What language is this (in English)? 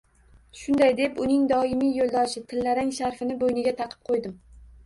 Uzbek